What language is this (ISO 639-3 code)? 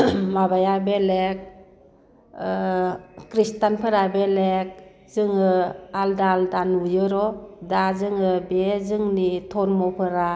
brx